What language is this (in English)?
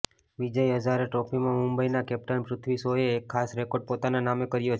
Gujarati